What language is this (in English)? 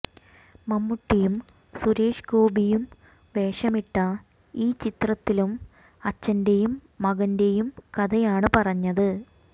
Malayalam